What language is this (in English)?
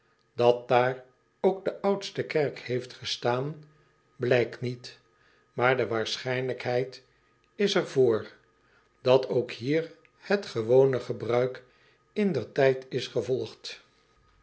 Dutch